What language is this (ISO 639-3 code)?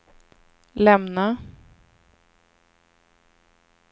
swe